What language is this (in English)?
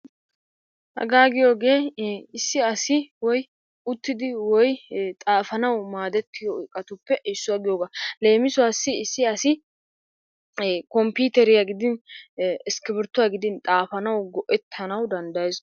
Wolaytta